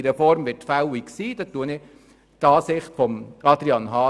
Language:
Swiss German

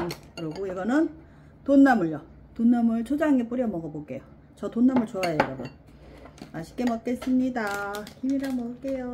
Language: Korean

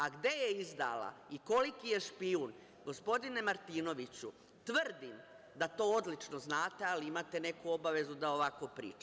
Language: Serbian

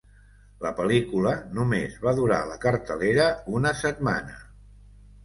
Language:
Catalan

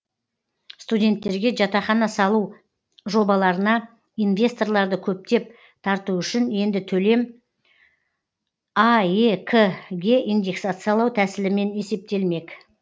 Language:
Kazakh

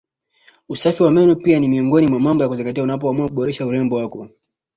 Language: Swahili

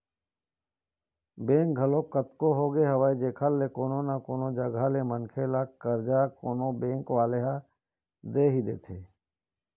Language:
Chhattisgarhi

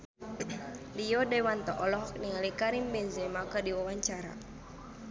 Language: Sundanese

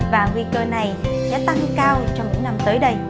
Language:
Vietnamese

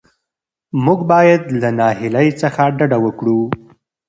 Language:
Pashto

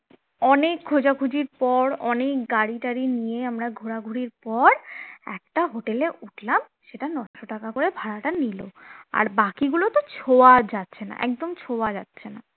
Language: Bangla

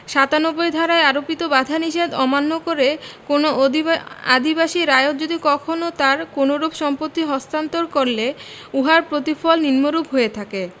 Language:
Bangla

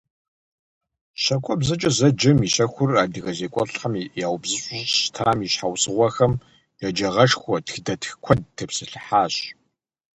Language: Kabardian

